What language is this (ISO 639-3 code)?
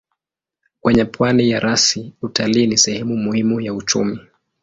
swa